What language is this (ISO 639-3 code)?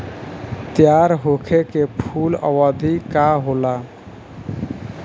bho